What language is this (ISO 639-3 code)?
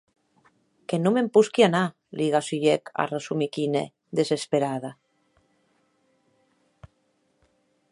oci